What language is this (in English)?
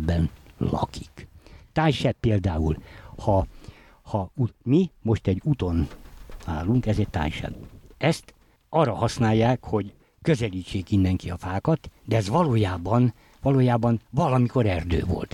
Hungarian